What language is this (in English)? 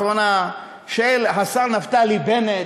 Hebrew